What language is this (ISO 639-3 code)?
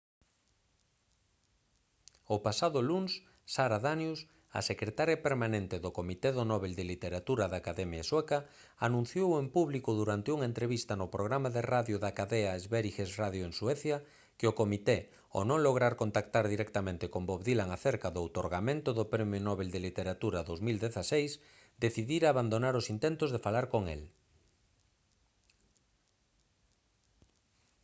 glg